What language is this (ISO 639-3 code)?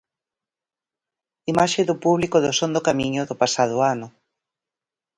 glg